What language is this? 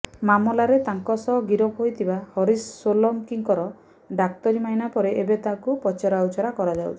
Odia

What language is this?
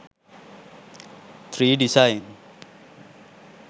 Sinhala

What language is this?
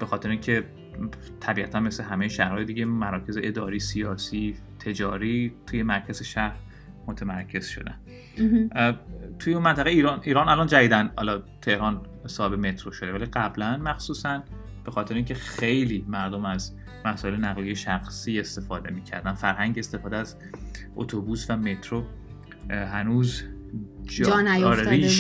Persian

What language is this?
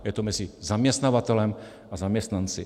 Czech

